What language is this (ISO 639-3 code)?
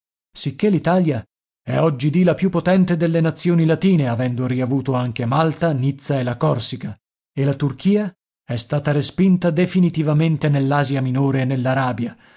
ita